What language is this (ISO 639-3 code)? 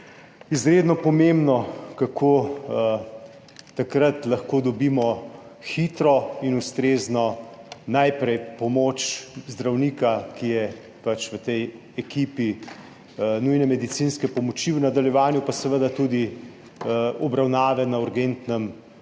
slv